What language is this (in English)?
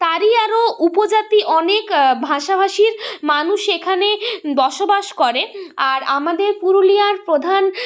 Bangla